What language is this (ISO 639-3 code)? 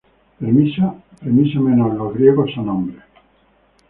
spa